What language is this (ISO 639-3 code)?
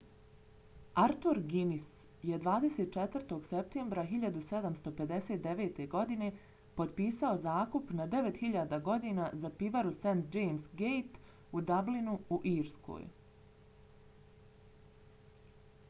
bos